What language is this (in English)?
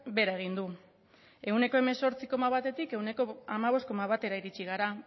Basque